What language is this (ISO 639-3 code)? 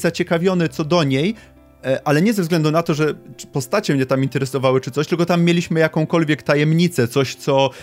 pol